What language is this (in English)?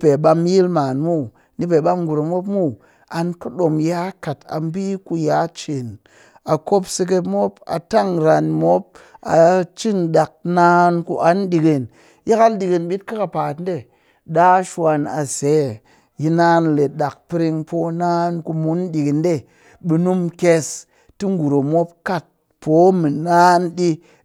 Cakfem-Mushere